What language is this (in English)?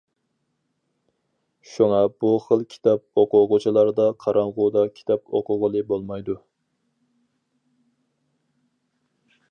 Uyghur